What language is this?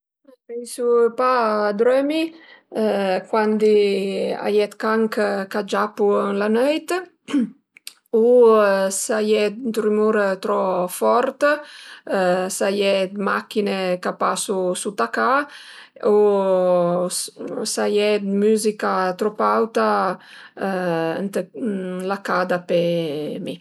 Piedmontese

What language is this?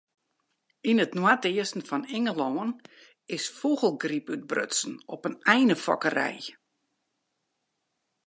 Western Frisian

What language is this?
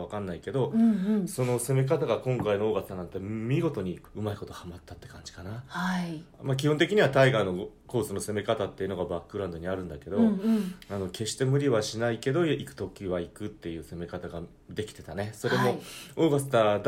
Japanese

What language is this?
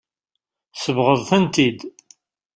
Kabyle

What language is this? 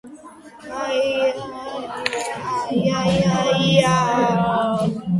Georgian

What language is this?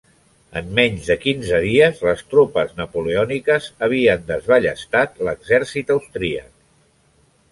Catalan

